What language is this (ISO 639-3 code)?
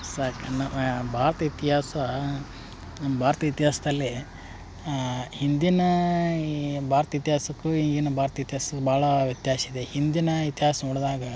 kan